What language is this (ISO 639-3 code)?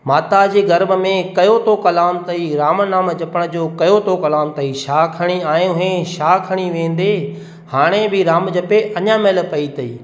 snd